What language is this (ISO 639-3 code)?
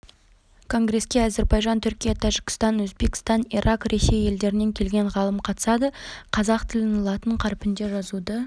kaz